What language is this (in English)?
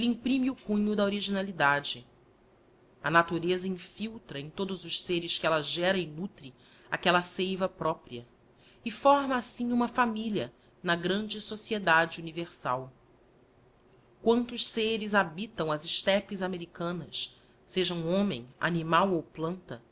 Portuguese